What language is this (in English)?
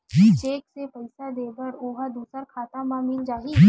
Chhattisgarhi